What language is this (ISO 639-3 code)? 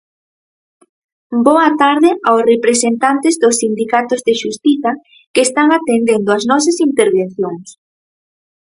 glg